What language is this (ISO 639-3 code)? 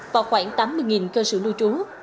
vie